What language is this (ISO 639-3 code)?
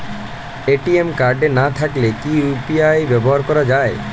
ben